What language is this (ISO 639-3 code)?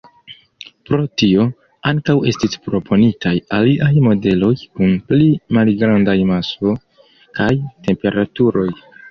epo